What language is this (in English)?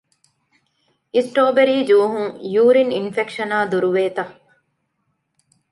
Divehi